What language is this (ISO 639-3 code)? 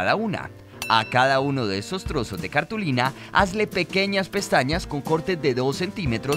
spa